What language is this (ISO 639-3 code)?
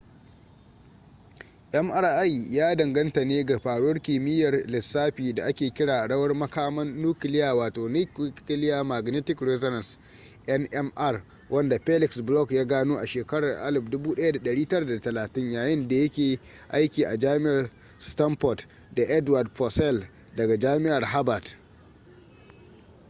hau